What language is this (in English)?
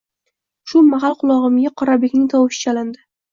Uzbek